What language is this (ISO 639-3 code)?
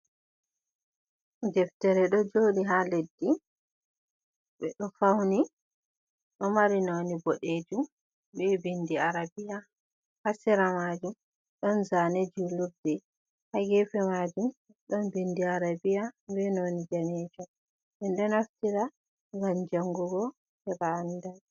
ful